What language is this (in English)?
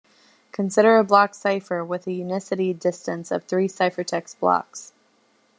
English